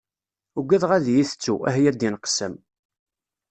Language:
Kabyle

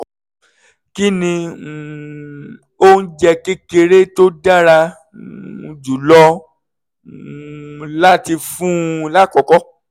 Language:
Yoruba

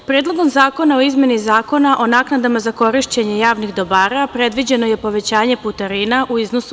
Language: Serbian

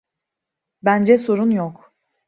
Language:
Turkish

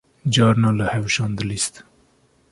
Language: Kurdish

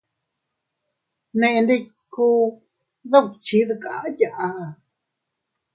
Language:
Teutila Cuicatec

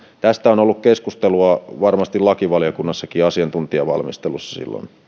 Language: Finnish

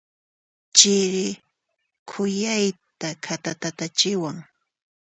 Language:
Puno Quechua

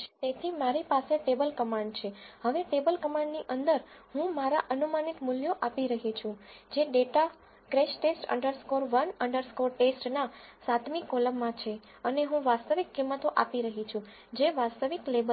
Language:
Gujarati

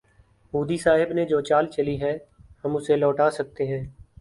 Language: Urdu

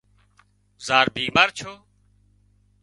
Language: Wadiyara Koli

